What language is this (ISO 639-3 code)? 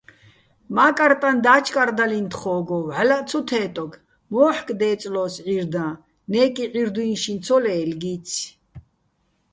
bbl